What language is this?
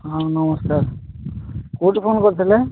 Odia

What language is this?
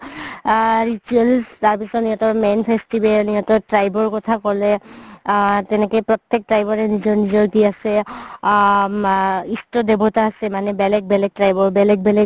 Assamese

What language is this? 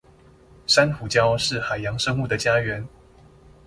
Chinese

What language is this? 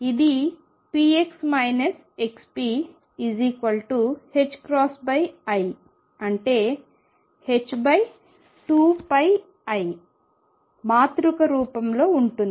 Telugu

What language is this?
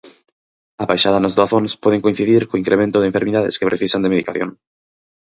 Galician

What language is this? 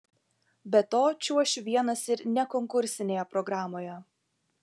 Lithuanian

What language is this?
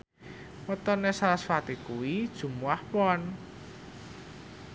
Javanese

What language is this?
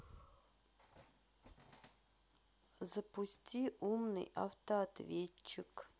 Russian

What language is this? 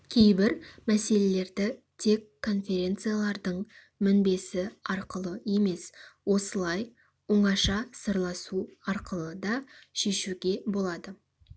Kazakh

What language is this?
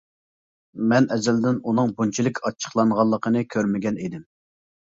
Uyghur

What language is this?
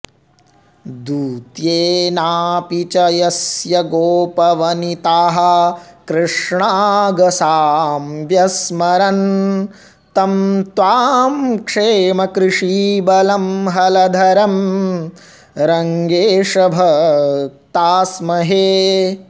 Sanskrit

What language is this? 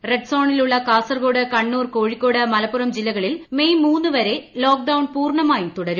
Malayalam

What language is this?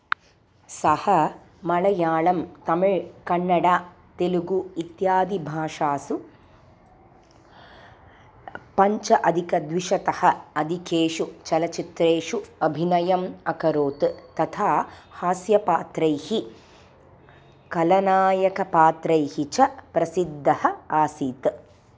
Sanskrit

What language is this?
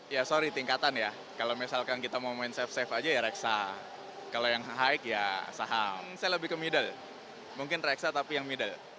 Indonesian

